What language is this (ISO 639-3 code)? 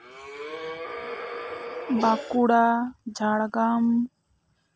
sat